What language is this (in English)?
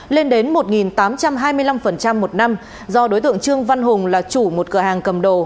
Vietnamese